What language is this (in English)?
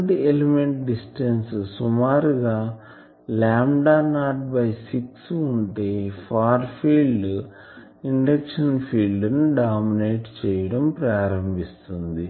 Telugu